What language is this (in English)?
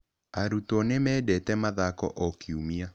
Kikuyu